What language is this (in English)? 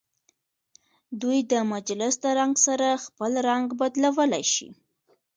Pashto